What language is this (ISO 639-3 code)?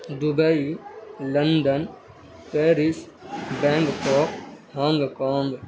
urd